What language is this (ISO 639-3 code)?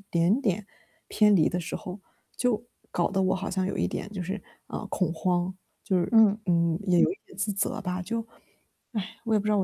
zho